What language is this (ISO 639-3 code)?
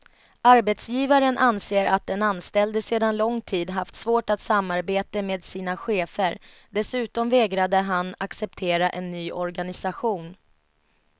swe